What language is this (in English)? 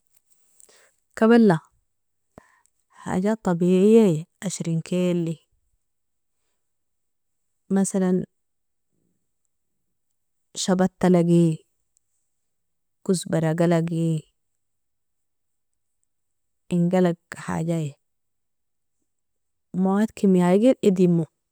Nobiin